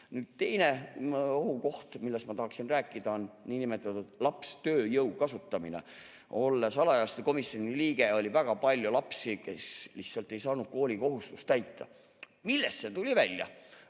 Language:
Estonian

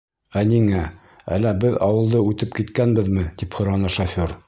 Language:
Bashkir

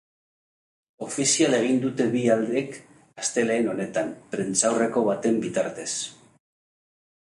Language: Basque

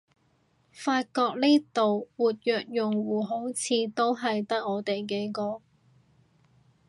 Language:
Cantonese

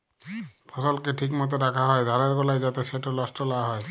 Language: Bangla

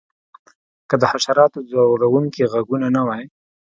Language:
Pashto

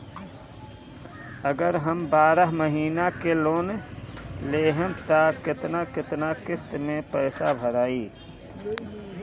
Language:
Bhojpuri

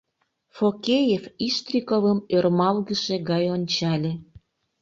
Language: Mari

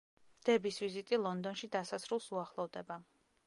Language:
Georgian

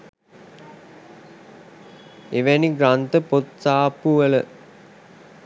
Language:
Sinhala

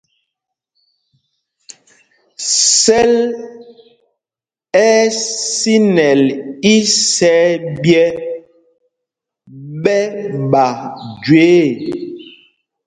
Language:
Mpumpong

